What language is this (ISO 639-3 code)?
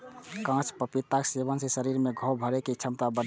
mai